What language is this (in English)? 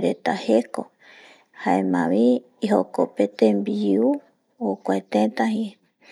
Eastern Bolivian Guaraní